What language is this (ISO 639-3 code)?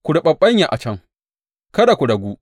hau